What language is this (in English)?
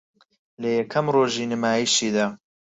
Central Kurdish